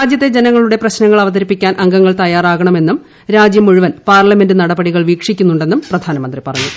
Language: Malayalam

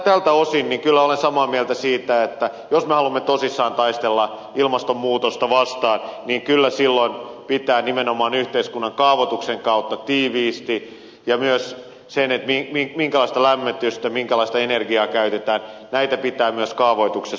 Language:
Finnish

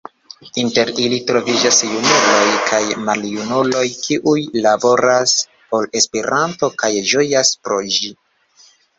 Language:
Esperanto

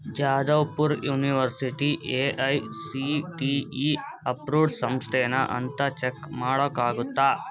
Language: Kannada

